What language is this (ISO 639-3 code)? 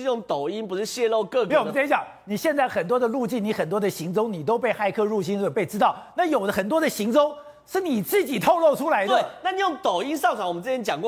zho